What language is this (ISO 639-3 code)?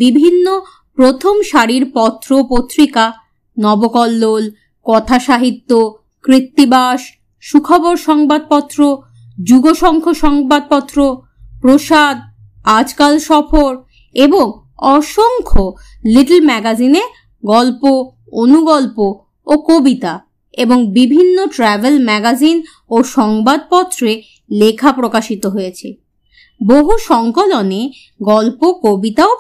ben